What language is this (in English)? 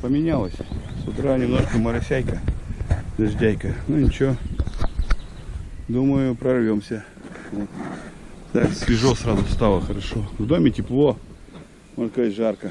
Russian